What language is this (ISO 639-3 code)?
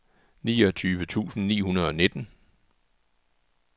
dan